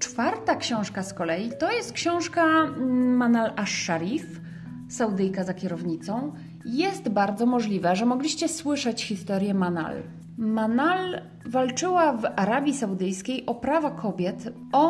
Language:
Polish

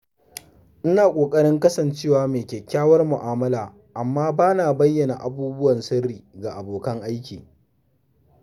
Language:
Hausa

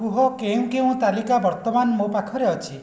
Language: Odia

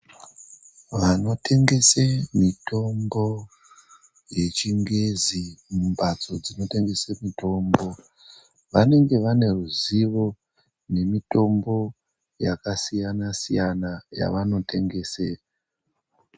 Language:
Ndau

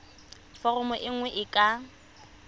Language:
Tswana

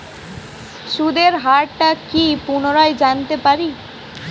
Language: Bangla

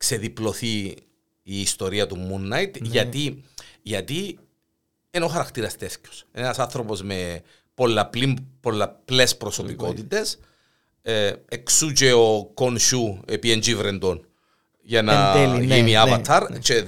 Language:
Greek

